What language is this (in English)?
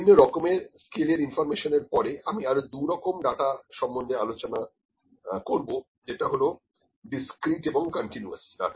Bangla